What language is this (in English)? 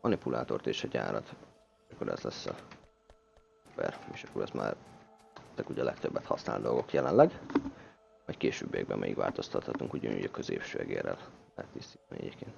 Hungarian